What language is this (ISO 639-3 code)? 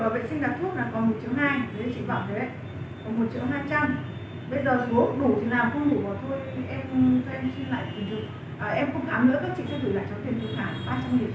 vie